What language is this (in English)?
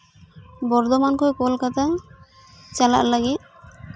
Santali